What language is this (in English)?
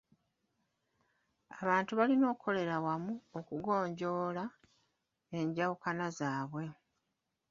Ganda